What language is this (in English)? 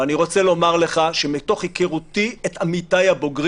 Hebrew